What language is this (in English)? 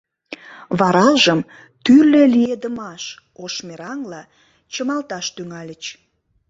Mari